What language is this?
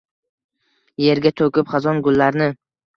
Uzbek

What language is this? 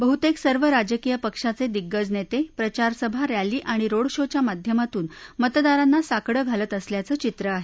Marathi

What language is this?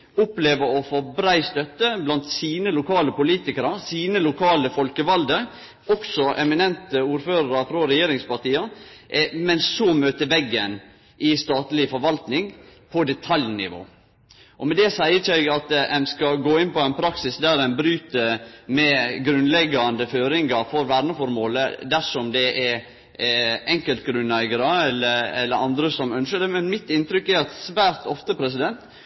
Norwegian Nynorsk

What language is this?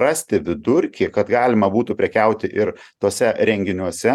Lithuanian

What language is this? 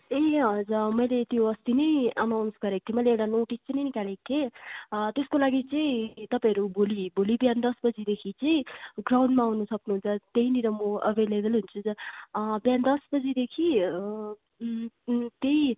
Nepali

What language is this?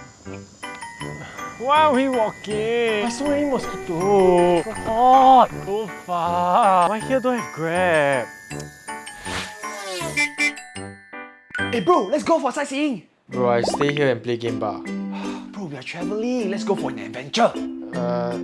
English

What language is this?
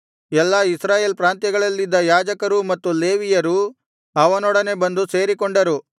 Kannada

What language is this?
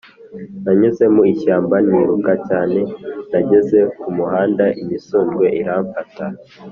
Kinyarwanda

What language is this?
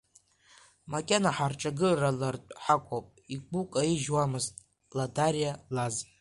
Abkhazian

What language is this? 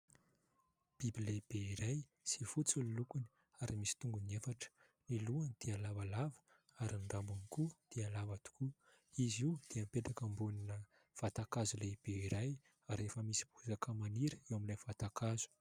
Malagasy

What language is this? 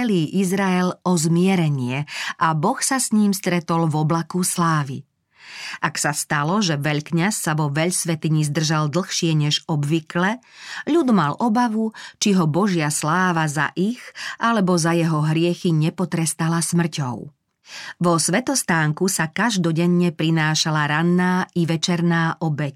Slovak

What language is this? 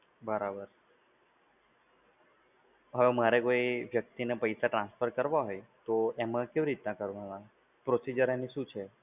Gujarati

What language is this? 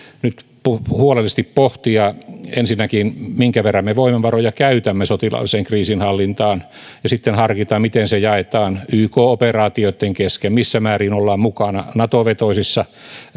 Finnish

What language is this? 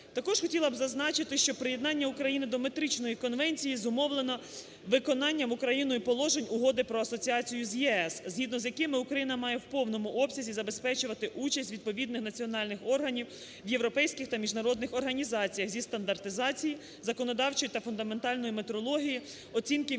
Ukrainian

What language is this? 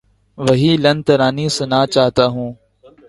Urdu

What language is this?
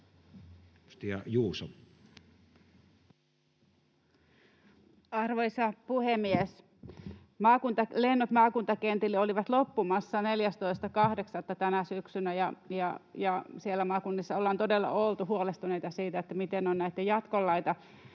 Finnish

